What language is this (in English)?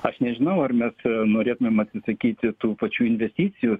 Lithuanian